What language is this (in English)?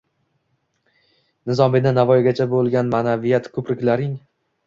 Uzbek